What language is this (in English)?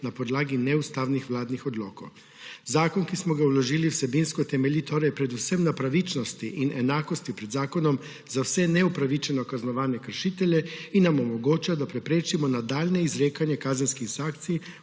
Slovenian